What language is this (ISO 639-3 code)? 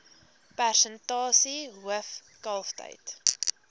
afr